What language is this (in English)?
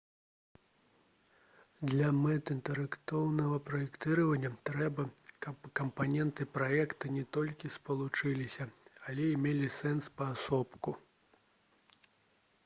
Belarusian